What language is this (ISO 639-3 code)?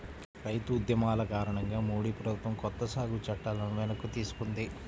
tel